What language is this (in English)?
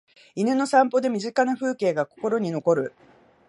Japanese